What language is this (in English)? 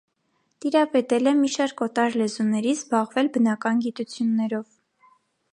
Armenian